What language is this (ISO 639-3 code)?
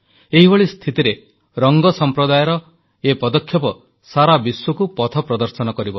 ori